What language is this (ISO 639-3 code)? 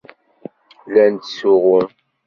kab